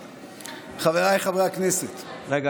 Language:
Hebrew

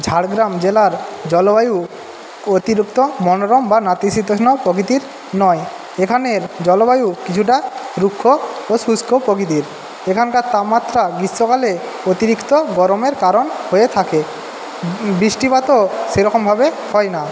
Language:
Bangla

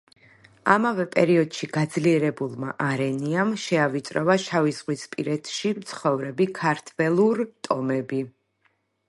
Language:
Georgian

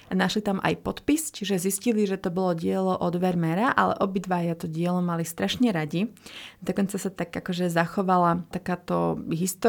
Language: Slovak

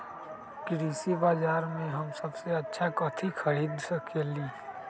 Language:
Magahi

